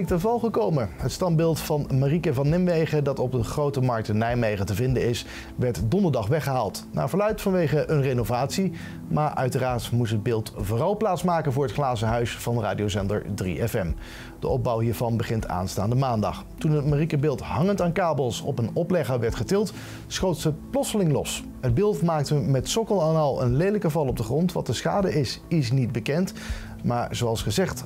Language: Dutch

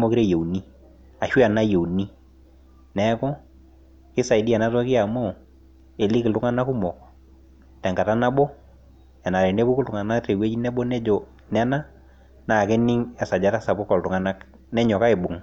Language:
Masai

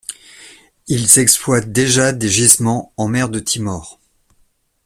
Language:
French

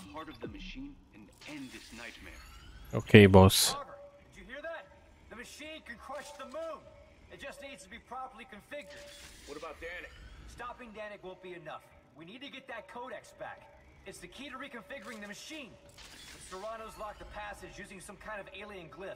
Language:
Romanian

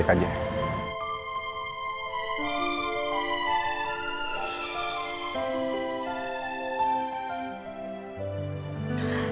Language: Indonesian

